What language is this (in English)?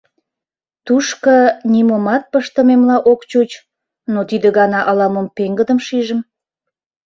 Mari